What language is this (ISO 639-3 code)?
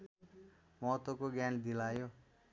nep